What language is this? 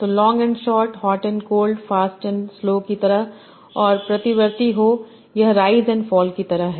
Hindi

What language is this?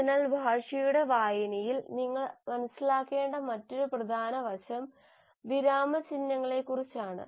Malayalam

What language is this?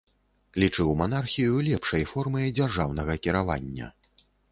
Belarusian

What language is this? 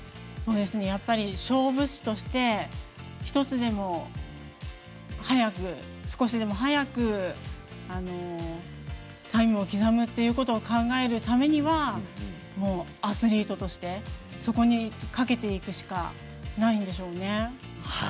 Japanese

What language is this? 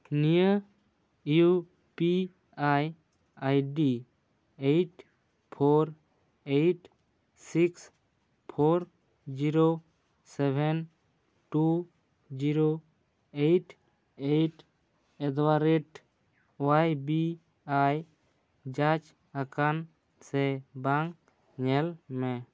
Santali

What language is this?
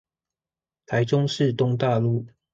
Chinese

